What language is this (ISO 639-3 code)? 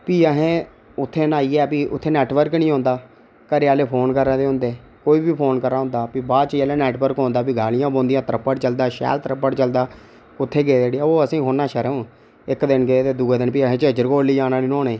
doi